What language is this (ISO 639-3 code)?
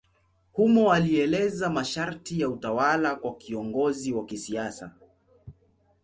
swa